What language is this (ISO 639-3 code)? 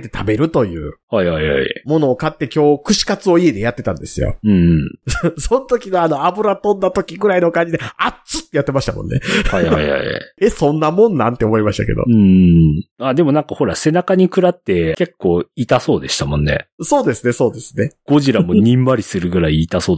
jpn